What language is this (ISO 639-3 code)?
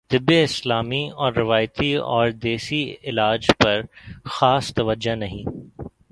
urd